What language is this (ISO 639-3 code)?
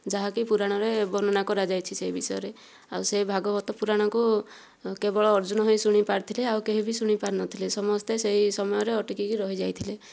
ori